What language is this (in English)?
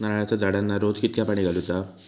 Marathi